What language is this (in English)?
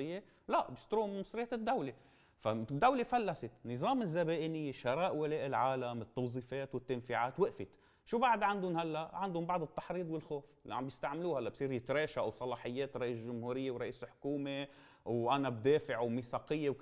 Arabic